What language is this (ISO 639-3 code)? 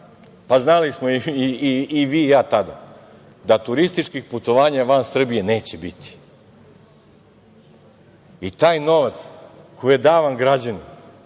srp